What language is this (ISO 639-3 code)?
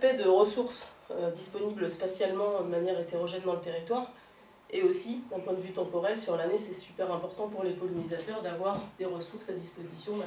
fra